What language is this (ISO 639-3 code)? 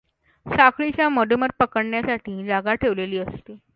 mar